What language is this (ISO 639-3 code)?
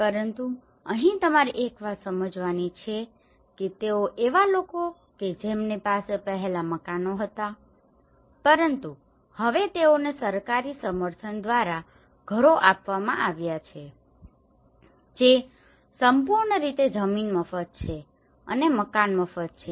guj